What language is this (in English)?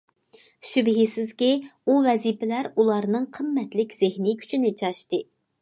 Uyghur